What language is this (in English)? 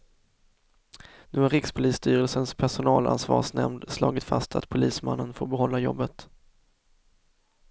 Swedish